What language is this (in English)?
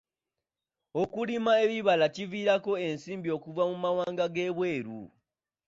Ganda